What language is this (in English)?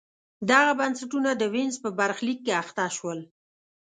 Pashto